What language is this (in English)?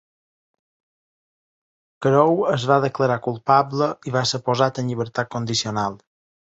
Catalan